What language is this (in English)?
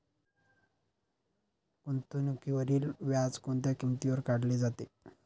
Marathi